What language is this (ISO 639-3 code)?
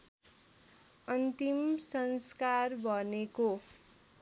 nep